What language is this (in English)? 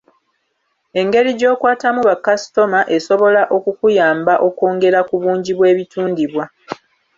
Ganda